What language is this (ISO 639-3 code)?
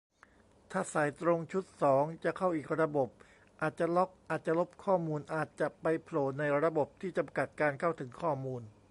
tha